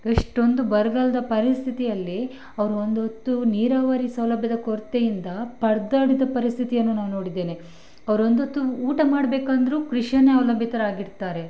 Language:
Kannada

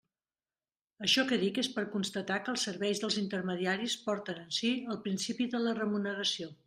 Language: Catalan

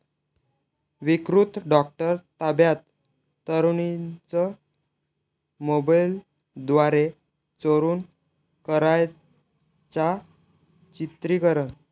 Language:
Marathi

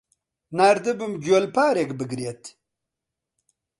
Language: Central Kurdish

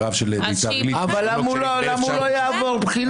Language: Hebrew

